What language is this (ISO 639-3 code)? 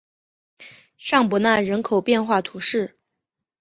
zho